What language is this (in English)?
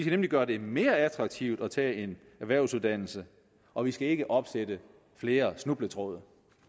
Danish